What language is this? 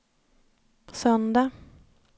Swedish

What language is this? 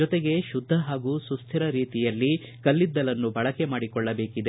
Kannada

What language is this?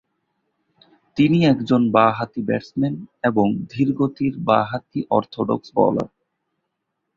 Bangla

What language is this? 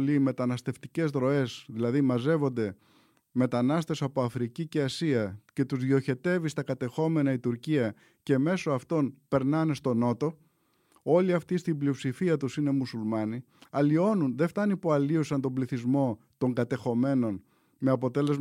Greek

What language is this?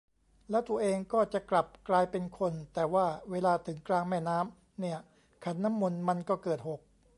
Thai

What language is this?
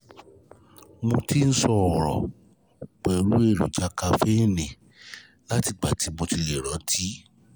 Yoruba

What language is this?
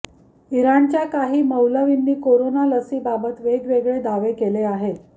Marathi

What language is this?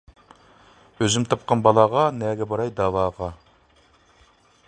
Uyghur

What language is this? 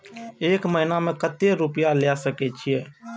Maithili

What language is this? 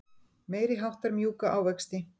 Icelandic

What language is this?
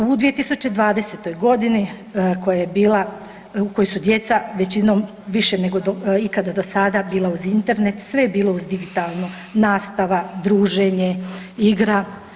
Croatian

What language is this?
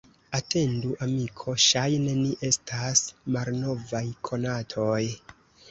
Esperanto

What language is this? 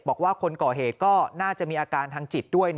Thai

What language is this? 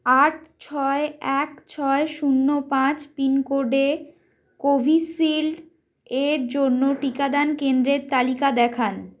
Bangla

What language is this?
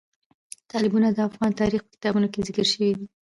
Pashto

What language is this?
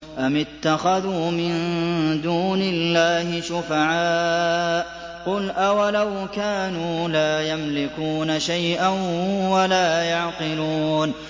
Arabic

